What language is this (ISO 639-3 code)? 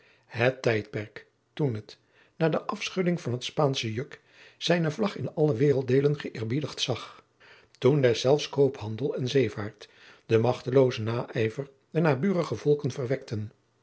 nld